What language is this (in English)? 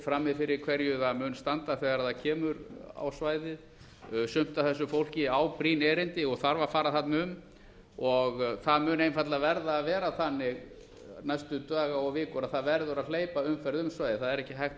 Icelandic